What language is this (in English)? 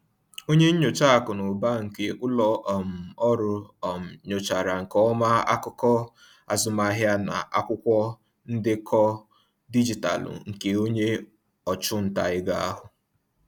Igbo